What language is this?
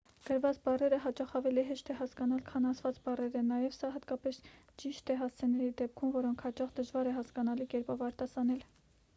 Armenian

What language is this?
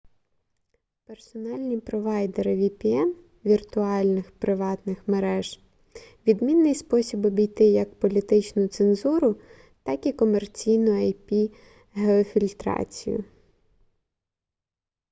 Ukrainian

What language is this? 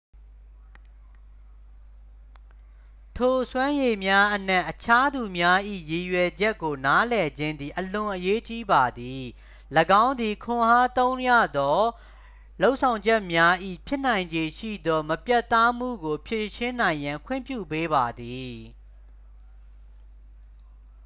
Burmese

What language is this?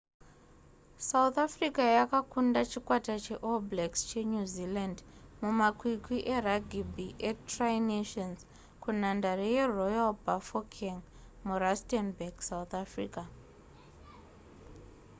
Shona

